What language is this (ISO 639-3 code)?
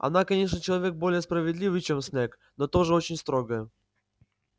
rus